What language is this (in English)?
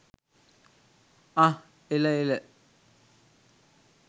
Sinhala